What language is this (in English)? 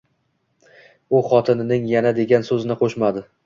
Uzbek